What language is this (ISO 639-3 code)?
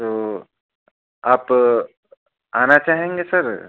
hin